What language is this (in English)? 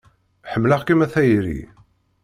Kabyle